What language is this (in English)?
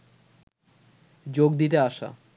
Bangla